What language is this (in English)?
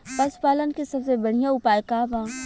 Bhojpuri